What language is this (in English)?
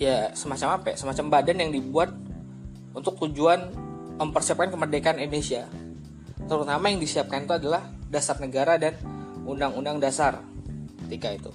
Indonesian